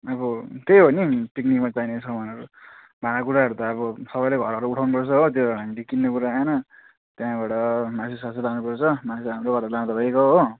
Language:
Nepali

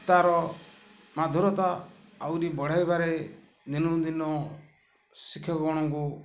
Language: Odia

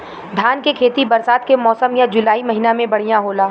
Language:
Bhojpuri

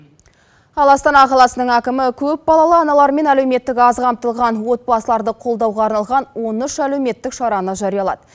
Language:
Kazakh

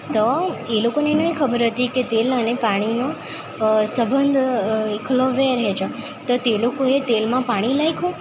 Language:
Gujarati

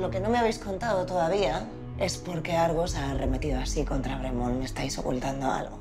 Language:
Spanish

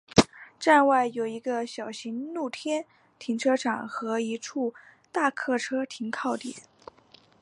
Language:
Chinese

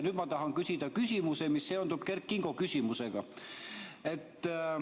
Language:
Estonian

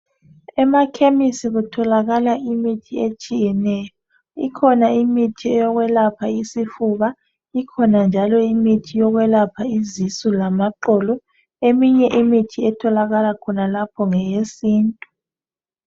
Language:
North Ndebele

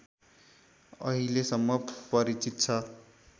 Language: Nepali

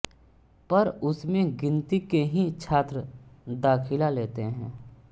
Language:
Hindi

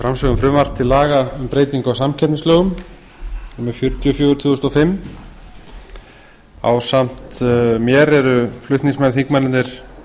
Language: Icelandic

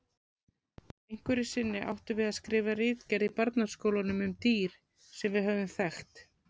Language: Icelandic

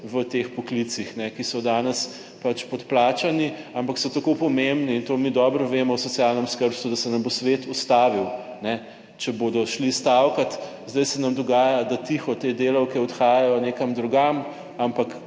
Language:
Slovenian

